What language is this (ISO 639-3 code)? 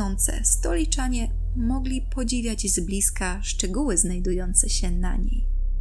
pol